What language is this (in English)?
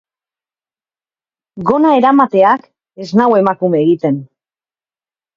Basque